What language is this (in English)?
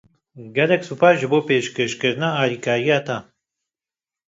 Kurdish